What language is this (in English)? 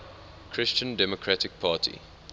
English